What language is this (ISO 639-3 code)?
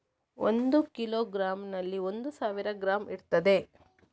kan